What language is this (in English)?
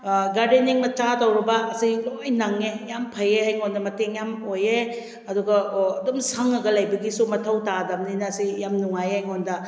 Manipuri